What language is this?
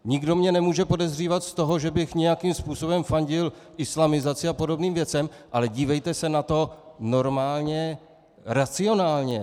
Czech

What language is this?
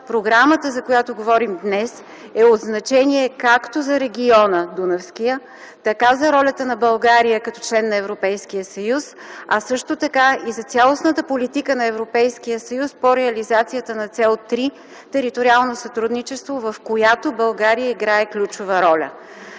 Bulgarian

